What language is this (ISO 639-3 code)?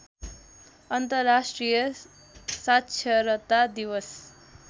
nep